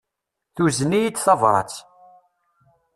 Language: Kabyle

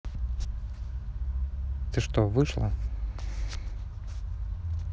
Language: Russian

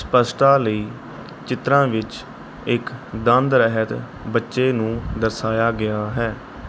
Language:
Punjabi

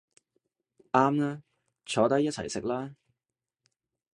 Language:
Cantonese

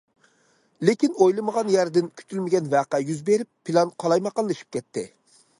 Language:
Uyghur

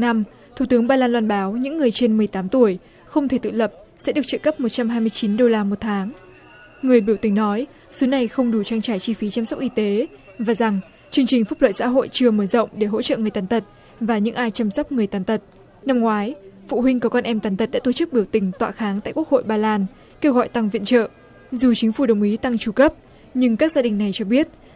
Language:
Vietnamese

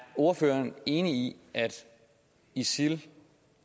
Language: Danish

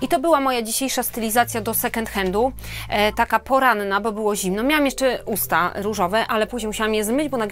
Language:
Polish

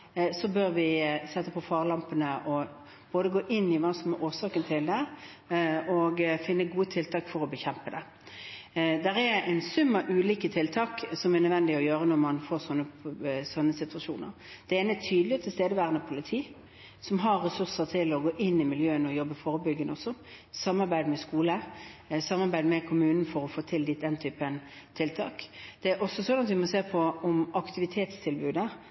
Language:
Norwegian Bokmål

